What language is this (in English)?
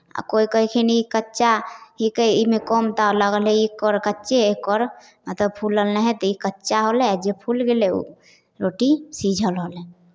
Maithili